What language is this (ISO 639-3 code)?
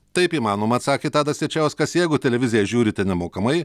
lit